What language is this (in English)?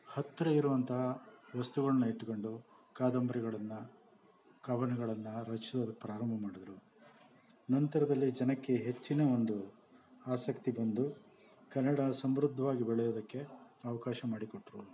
Kannada